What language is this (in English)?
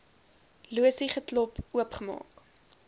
Afrikaans